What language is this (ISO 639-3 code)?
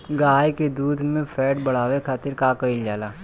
bho